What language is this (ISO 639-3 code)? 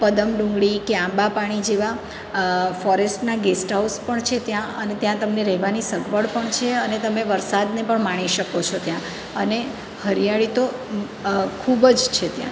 guj